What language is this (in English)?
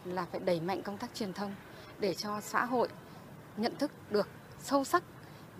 Vietnamese